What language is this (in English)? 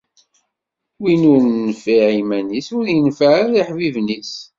Kabyle